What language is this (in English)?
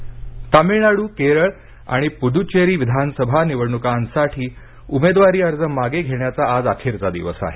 Marathi